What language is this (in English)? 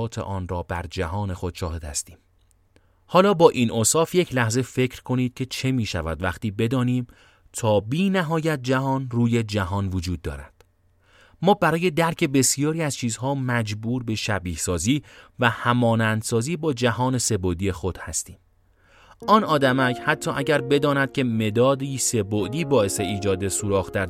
Persian